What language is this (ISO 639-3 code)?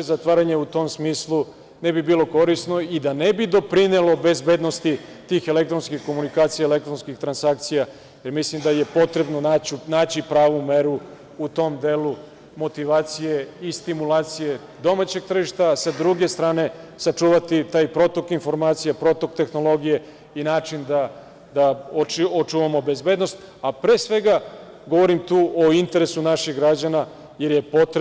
srp